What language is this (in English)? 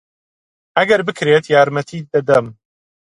Central Kurdish